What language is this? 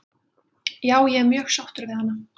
Icelandic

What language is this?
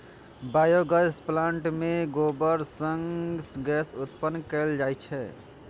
Maithili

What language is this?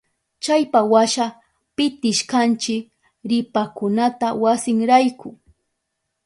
Southern Pastaza Quechua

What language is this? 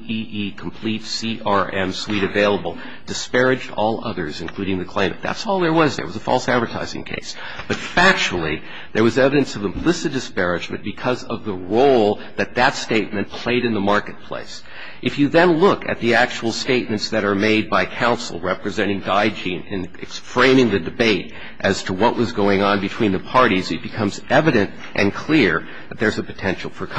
English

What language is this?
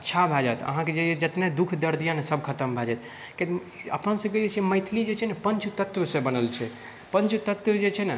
Maithili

